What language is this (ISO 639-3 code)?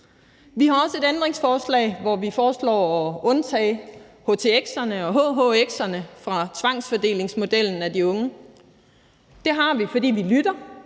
dan